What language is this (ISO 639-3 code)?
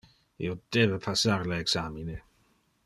ina